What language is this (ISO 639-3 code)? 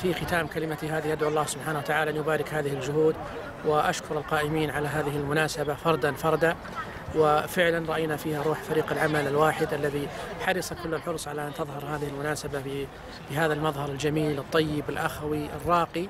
ara